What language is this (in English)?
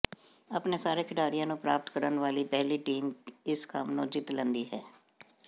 Punjabi